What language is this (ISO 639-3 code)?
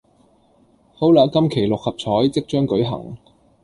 yue